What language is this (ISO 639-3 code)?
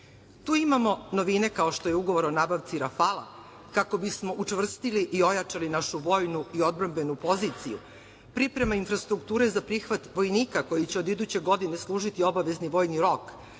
srp